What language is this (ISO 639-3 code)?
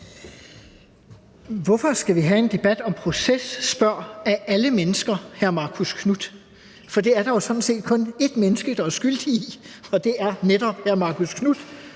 dan